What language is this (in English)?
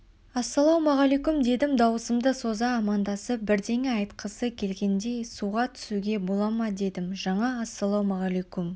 Kazakh